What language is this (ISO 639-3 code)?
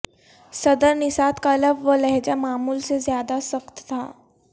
urd